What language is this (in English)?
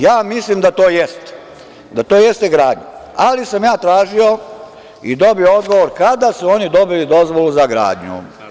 Serbian